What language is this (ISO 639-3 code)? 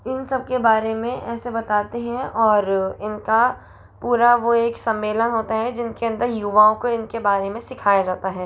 hin